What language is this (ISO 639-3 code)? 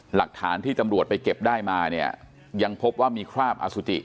tha